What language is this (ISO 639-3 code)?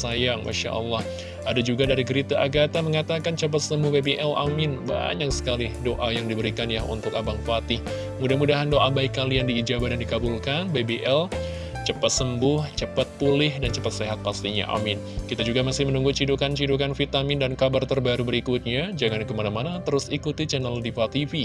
ind